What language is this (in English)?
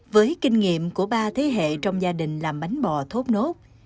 Vietnamese